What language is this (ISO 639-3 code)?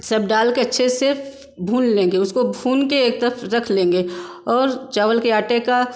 hin